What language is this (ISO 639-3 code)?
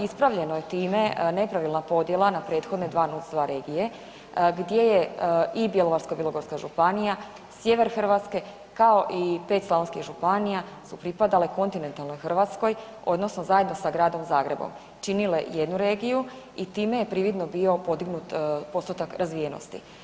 hrv